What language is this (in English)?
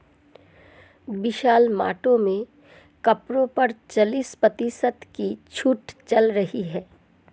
Hindi